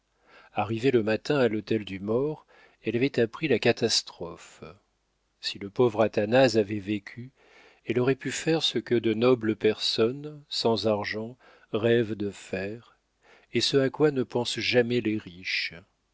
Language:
French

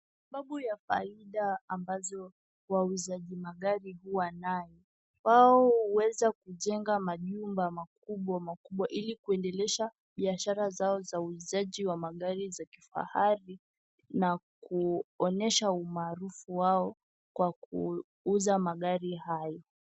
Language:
Swahili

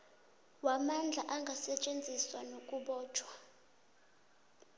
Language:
South Ndebele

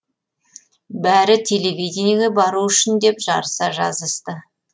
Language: Kazakh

